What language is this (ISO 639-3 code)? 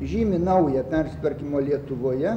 lit